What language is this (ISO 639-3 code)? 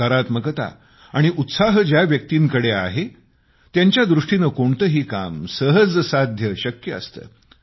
mar